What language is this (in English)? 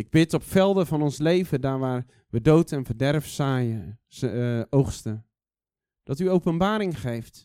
Dutch